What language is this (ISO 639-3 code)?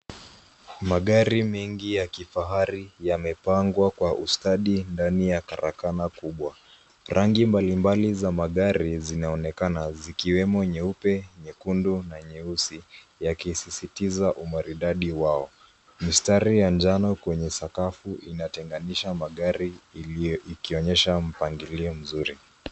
swa